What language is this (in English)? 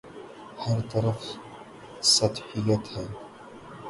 Urdu